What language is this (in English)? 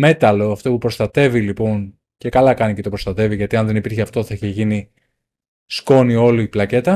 Greek